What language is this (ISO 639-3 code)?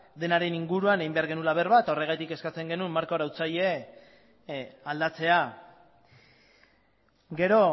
eus